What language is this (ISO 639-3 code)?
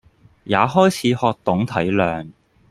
yue